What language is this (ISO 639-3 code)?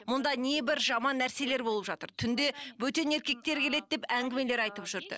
kaz